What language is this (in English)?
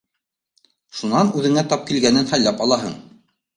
Bashkir